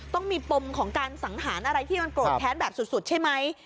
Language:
Thai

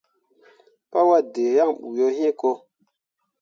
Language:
Mundang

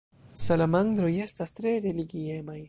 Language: Esperanto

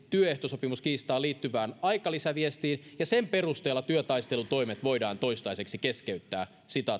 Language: Finnish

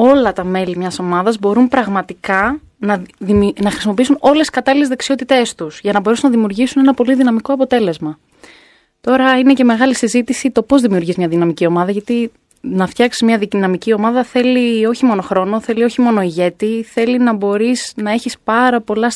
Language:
Greek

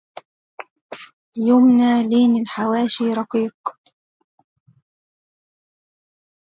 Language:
Arabic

